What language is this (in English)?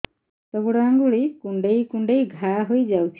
Odia